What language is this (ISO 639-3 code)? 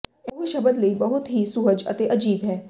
pan